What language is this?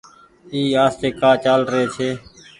Goaria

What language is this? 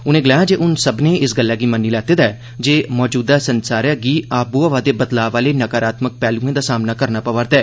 Dogri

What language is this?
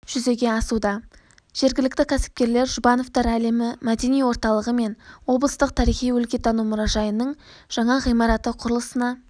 Kazakh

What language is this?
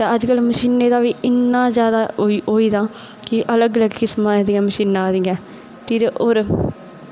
Dogri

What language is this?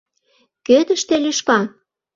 Mari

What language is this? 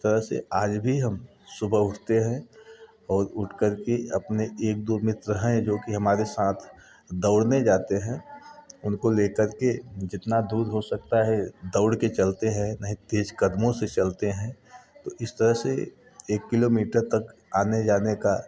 Hindi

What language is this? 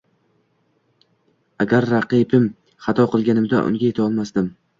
Uzbek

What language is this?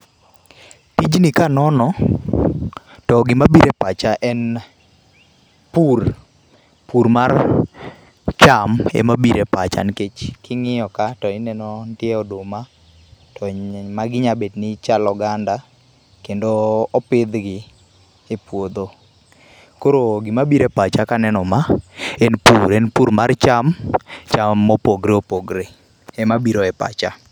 Luo (Kenya and Tanzania)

